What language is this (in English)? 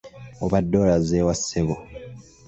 Ganda